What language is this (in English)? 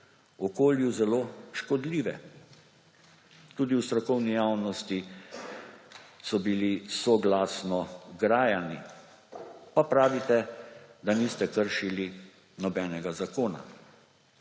Slovenian